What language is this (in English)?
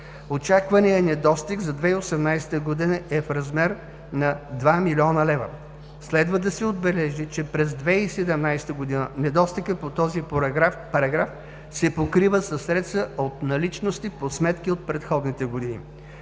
Bulgarian